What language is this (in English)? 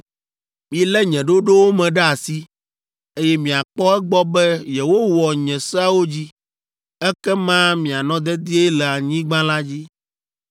Ewe